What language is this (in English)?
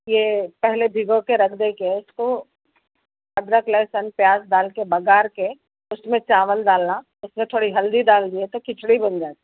Urdu